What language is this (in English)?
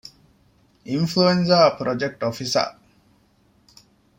Divehi